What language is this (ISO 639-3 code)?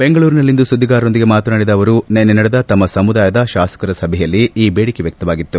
kan